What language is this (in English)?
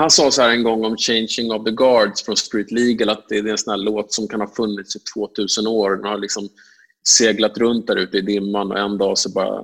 Swedish